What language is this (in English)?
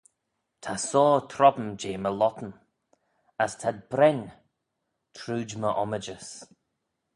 Manx